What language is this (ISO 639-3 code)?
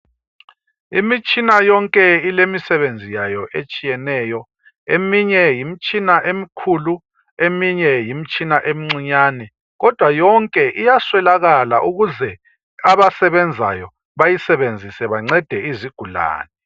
nde